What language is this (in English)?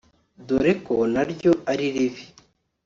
Kinyarwanda